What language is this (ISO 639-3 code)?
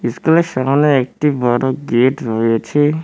ben